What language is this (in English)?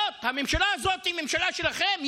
Hebrew